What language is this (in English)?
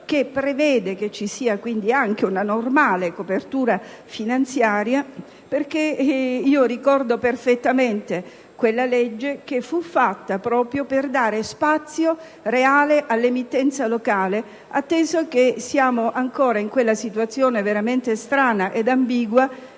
Italian